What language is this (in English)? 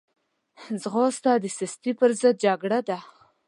Pashto